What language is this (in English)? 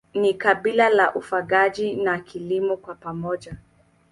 Swahili